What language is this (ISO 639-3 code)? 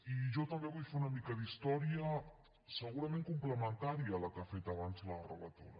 cat